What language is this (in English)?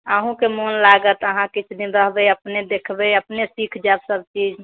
Maithili